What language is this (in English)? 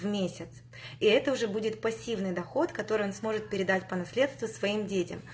Russian